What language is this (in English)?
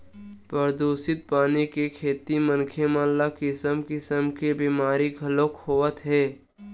Chhattisgarhi